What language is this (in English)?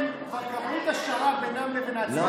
Hebrew